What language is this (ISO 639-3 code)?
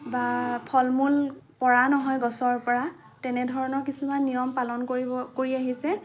asm